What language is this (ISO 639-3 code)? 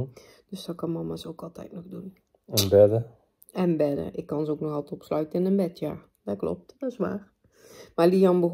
nld